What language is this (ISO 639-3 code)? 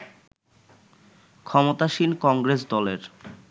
ben